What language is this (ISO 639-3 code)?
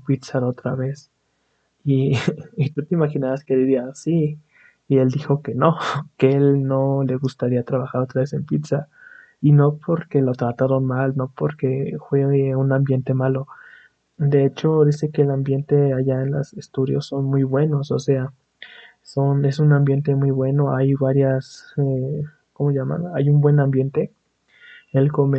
spa